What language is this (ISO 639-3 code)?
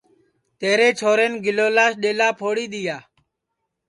ssi